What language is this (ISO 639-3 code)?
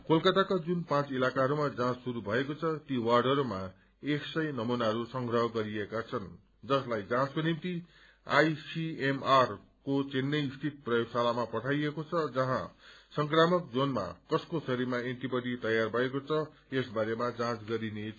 nep